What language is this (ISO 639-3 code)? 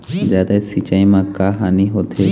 hne